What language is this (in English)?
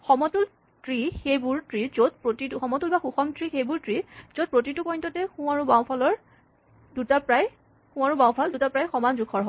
Assamese